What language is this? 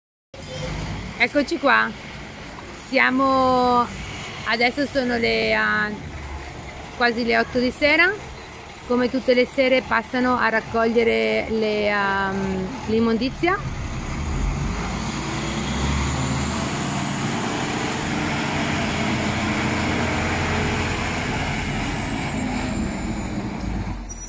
Italian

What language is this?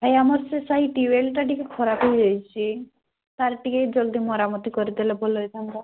Odia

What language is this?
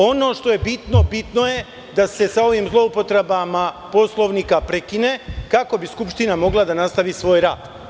Serbian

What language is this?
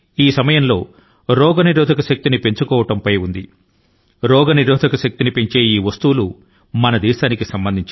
Telugu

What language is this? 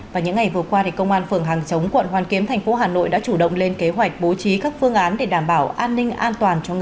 Vietnamese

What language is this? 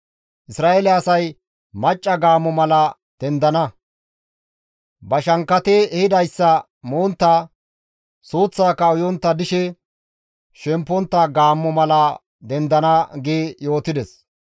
Gamo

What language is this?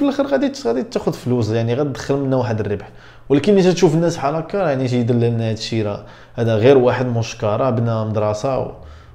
Arabic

